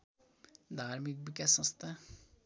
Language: Nepali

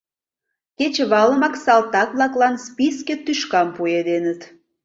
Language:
Mari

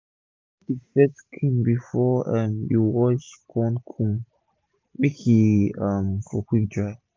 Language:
Nigerian Pidgin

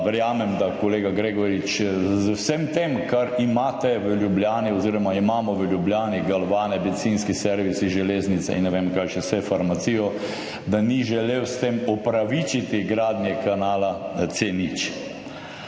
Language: Slovenian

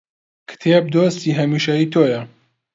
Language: Central Kurdish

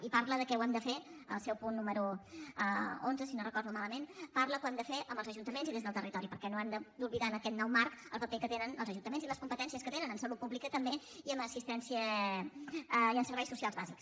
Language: Catalan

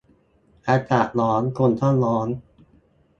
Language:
Thai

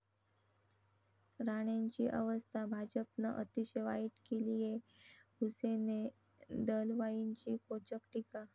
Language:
Marathi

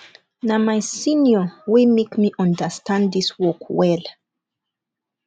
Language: Nigerian Pidgin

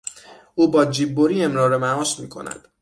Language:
Persian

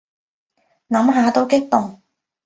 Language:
Cantonese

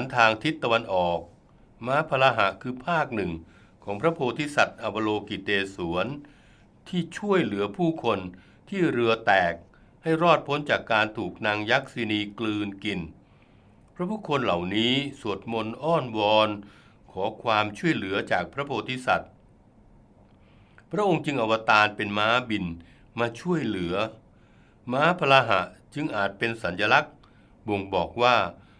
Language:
Thai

